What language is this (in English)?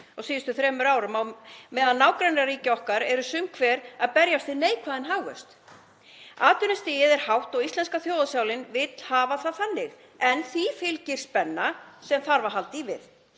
Icelandic